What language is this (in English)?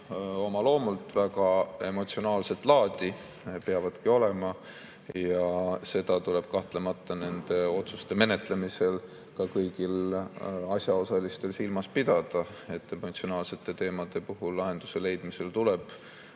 Estonian